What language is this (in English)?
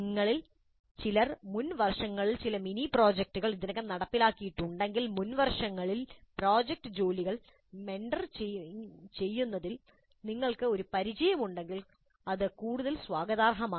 Malayalam